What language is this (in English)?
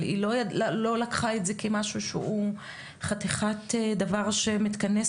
Hebrew